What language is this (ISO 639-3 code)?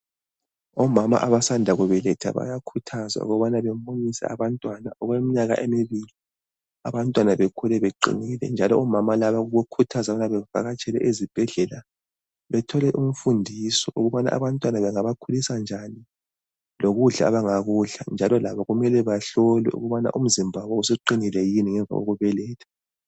nde